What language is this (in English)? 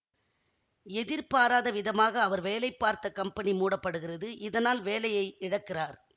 Tamil